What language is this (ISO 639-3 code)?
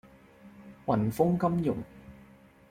yue